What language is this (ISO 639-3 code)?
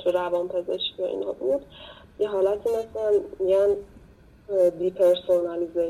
fas